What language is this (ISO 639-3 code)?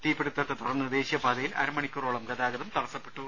mal